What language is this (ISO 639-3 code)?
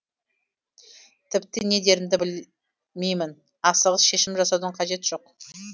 kaz